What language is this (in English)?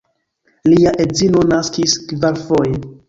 Esperanto